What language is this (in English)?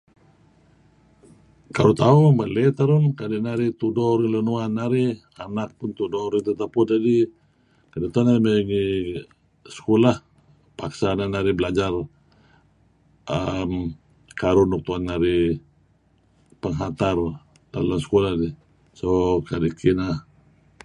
Kelabit